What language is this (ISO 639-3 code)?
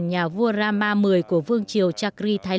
vie